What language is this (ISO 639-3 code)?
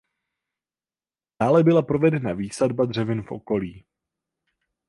ces